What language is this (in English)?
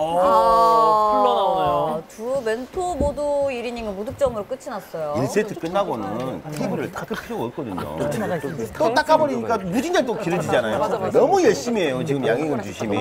Korean